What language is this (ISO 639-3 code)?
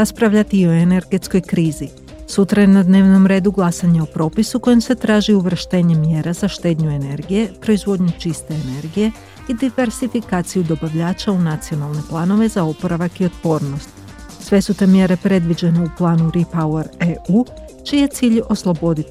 hrv